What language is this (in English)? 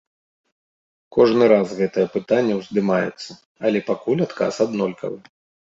Belarusian